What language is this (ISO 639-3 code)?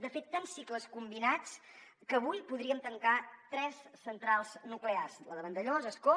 cat